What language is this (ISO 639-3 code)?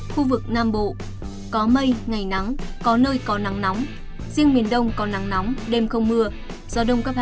vie